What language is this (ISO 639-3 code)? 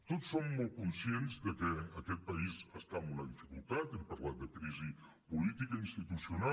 cat